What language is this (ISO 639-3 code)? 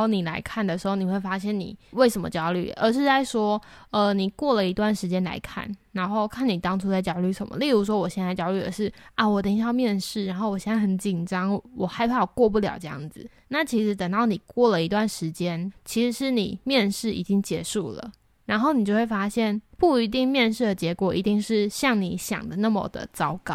zho